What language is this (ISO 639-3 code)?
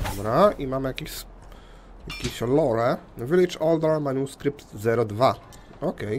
pol